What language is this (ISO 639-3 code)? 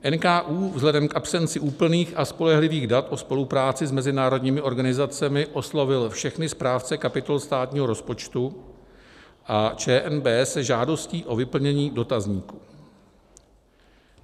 ces